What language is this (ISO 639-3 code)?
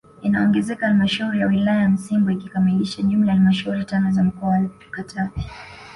swa